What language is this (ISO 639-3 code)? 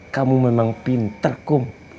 ind